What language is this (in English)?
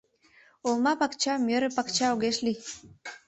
Mari